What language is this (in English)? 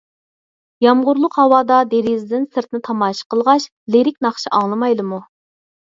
Uyghur